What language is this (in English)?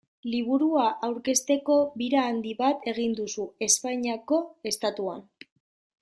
Basque